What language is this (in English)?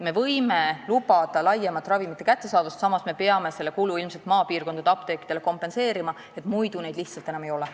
Estonian